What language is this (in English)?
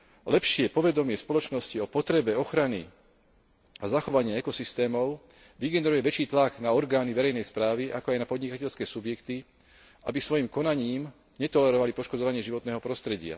Slovak